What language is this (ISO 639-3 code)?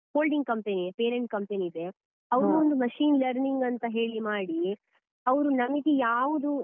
kan